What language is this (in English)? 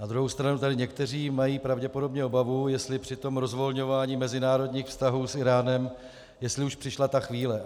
Czech